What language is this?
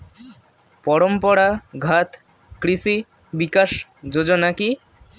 Bangla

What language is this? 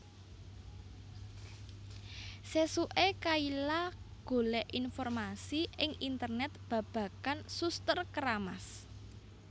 Javanese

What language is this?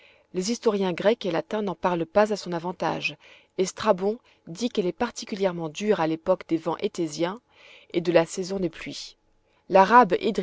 French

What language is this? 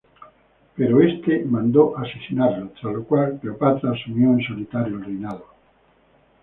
Spanish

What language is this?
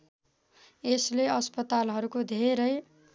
Nepali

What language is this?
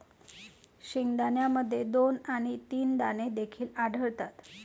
Marathi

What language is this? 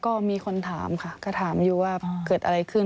Thai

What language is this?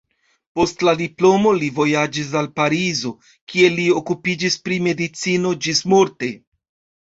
Esperanto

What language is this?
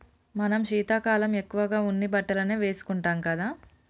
Telugu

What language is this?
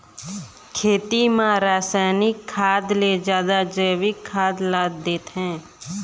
Chhattisgarhi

